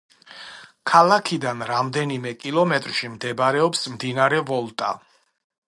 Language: Georgian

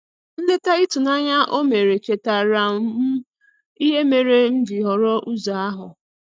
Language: Igbo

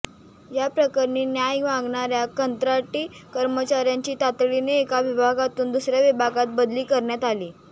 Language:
Marathi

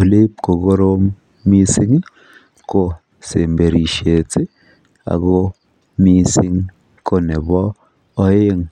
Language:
Kalenjin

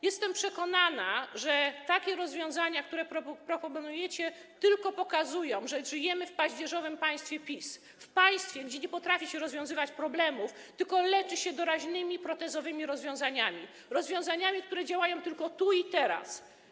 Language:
Polish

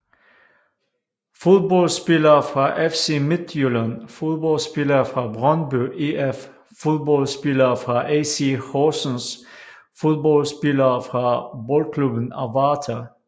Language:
Danish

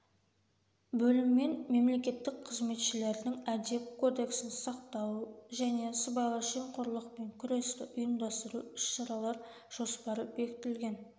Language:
Kazakh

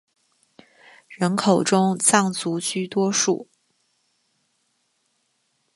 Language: Chinese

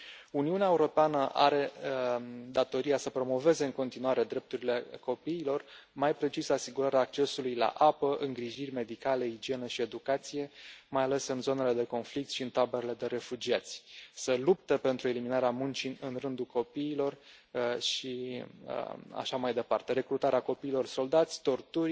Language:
Romanian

